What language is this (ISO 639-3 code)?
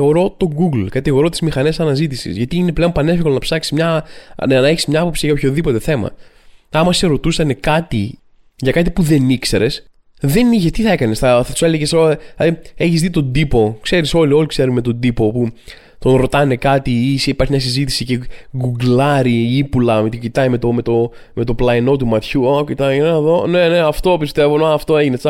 ell